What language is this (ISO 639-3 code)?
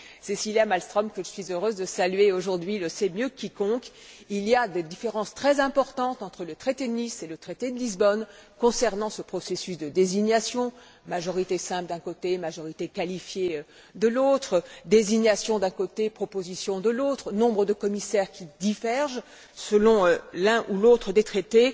fra